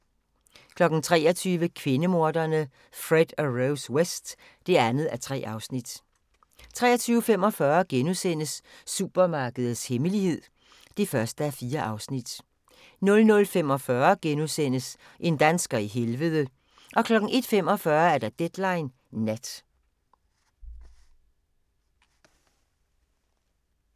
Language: Danish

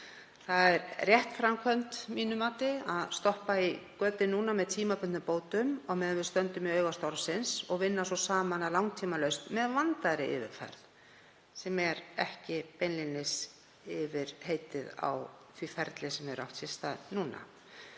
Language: Icelandic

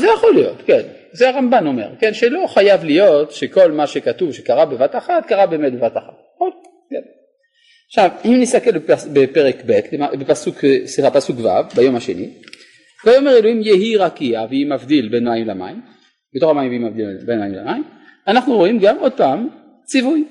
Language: Hebrew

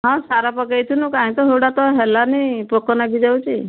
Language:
Odia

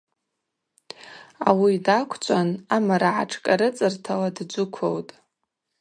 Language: Abaza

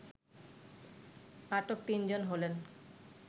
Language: Bangla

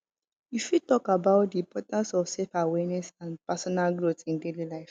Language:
Nigerian Pidgin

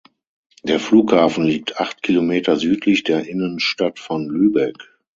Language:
German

